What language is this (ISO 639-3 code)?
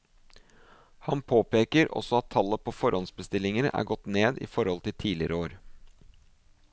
nor